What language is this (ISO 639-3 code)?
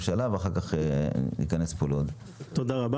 heb